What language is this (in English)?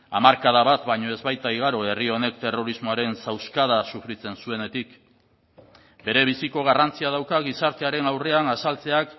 Basque